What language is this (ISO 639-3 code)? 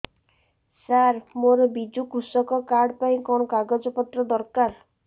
ori